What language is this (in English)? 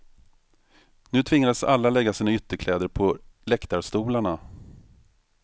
Swedish